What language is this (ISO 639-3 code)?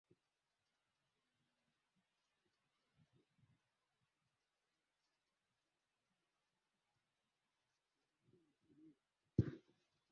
swa